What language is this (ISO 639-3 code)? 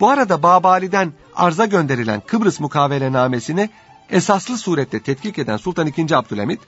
tur